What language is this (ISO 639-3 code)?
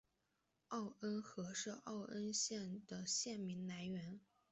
zho